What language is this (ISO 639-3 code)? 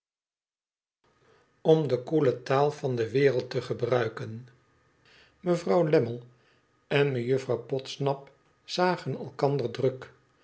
nld